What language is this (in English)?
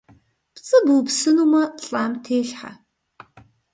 Kabardian